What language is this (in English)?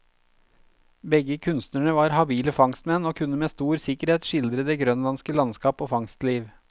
Norwegian